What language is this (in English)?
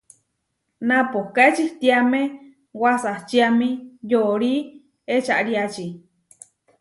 Huarijio